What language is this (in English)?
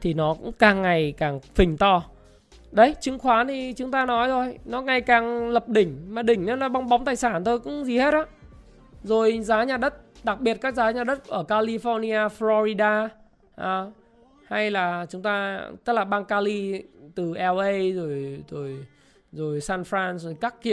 Vietnamese